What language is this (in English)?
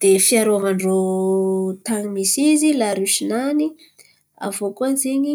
Antankarana Malagasy